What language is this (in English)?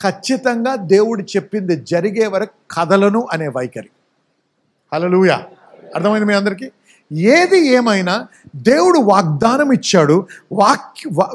Telugu